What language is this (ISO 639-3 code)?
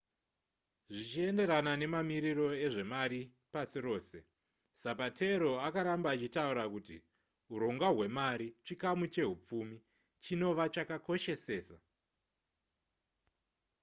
sna